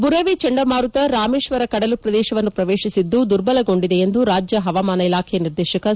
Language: Kannada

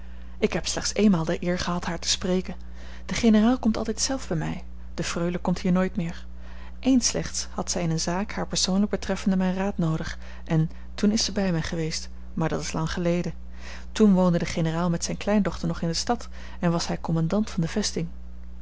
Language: Dutch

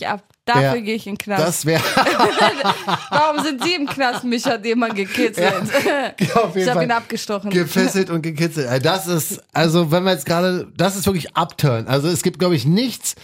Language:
German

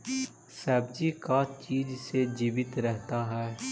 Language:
Magahi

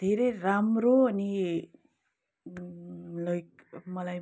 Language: Nepali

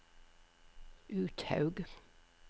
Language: Norwegian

